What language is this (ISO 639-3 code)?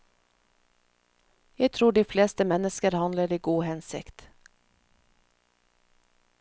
nor